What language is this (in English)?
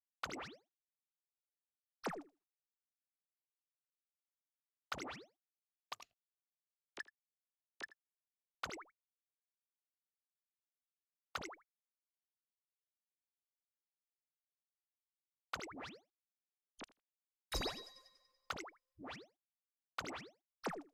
Japanese